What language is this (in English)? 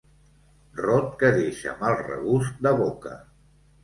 Catalan